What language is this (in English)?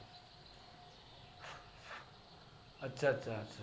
Gujarati